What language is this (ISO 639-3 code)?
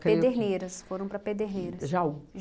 por